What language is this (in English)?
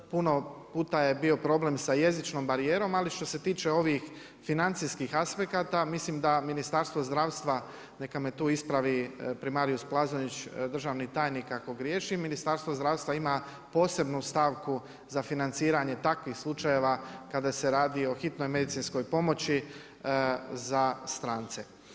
Croatian